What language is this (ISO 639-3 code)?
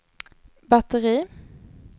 swe